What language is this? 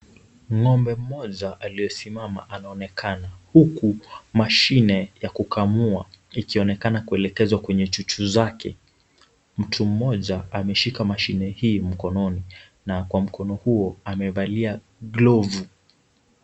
Swahili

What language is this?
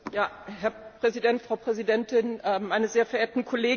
German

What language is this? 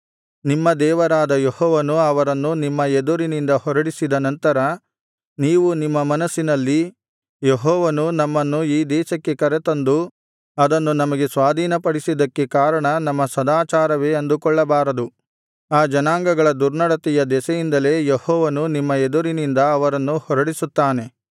Kannada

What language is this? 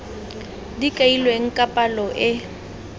Tswana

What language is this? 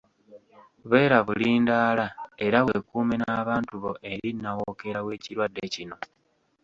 Ganda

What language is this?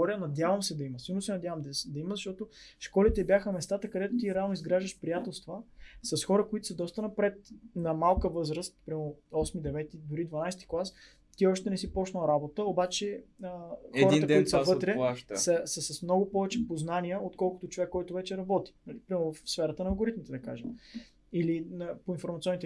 Bulgarian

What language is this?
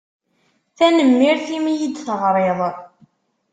Kabyle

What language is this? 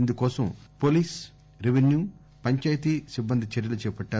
Telugu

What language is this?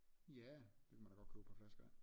Danish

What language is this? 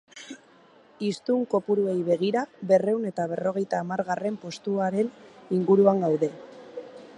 Basque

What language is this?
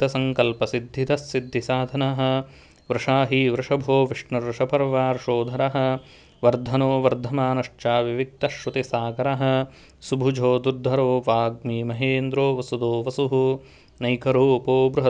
Sanskrit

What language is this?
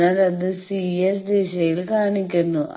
Malayalam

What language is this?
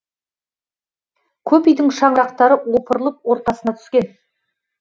Kazakh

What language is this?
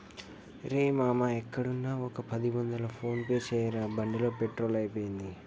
Telugu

